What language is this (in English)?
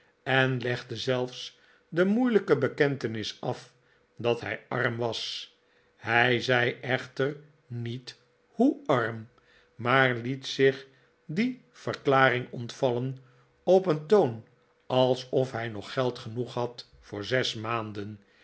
Dutch